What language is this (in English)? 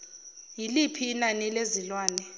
Zulu